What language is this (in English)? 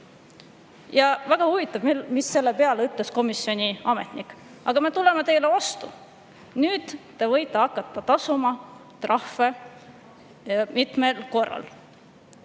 Estonian